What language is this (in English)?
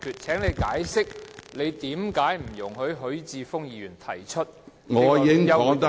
Cantonese